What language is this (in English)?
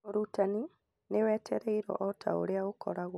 Kikuyu